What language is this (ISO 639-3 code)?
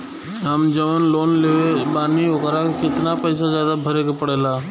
bho